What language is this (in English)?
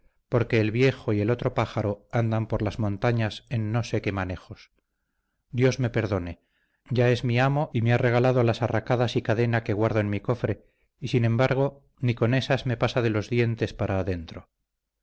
Spanish